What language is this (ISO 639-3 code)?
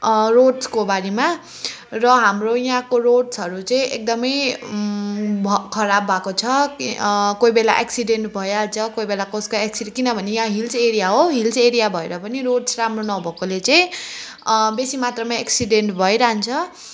nep